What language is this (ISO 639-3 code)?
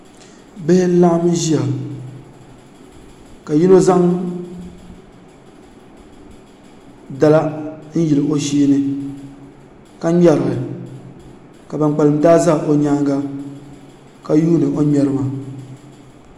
dag